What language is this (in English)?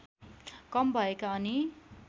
Nepali